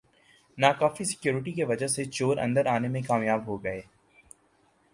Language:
Urdu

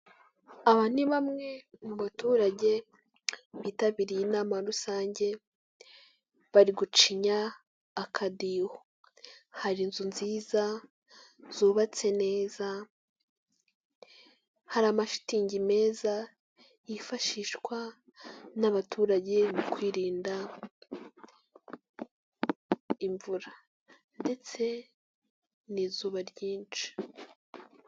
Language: Kinyarwanda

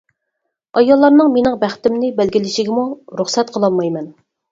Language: Uyghur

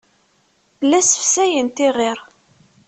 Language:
Kabyle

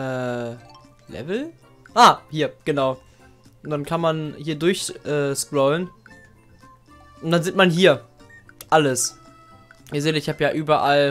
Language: German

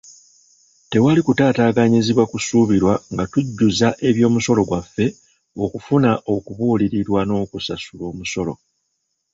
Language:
Ganda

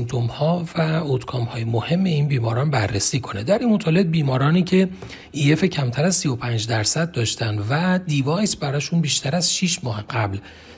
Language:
Persian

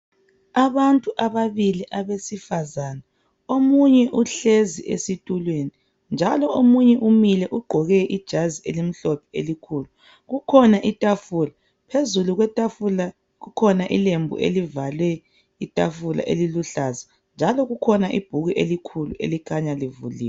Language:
North Ndebele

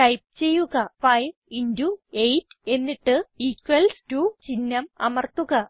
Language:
Malayalam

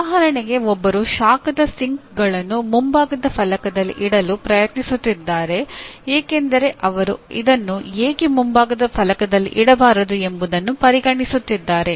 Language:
Kannada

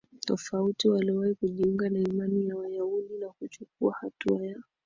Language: Swahili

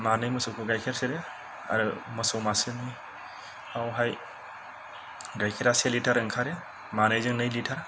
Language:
Bodo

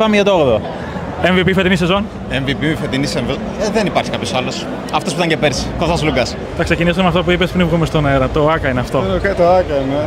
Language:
Greek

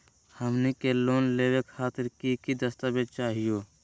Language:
Magahi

